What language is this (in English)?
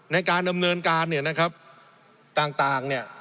Thai